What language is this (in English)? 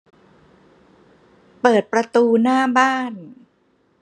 Thai